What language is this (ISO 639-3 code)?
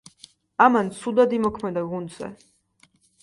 kat